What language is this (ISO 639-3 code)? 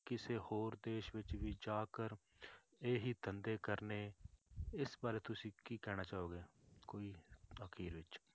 pan